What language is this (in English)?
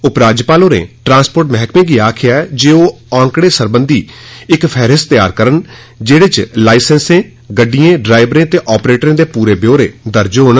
Dogri